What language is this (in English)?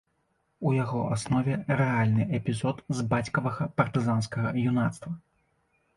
Belarusian